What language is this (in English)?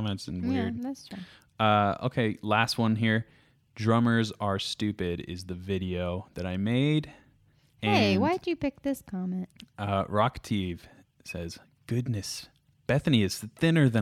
English